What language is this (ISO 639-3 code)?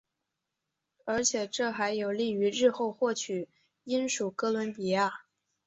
zho